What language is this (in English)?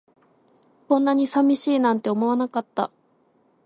Japanese